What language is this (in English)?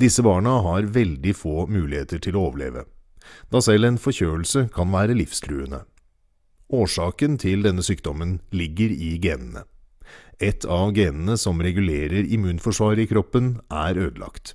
Norwegian